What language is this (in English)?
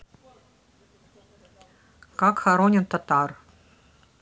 Russian